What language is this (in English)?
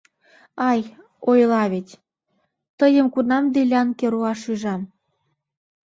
Mari